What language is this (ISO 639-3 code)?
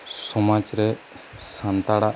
sat